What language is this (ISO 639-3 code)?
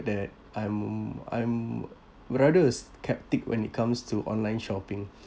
eng